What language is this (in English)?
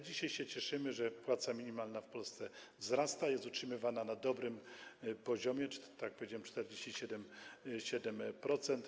Polish